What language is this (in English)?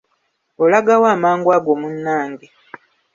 Ganda